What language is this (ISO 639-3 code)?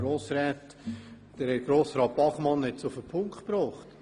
gsw